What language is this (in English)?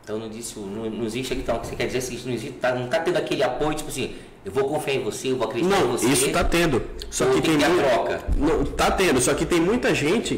Portuguese